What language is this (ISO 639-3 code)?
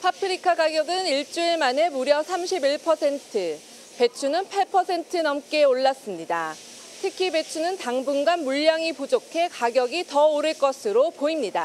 kor